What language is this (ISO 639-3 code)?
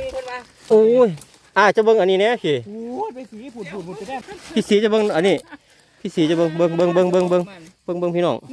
tha